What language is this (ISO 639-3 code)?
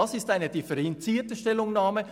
gsw